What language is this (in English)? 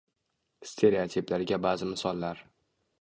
Uzbek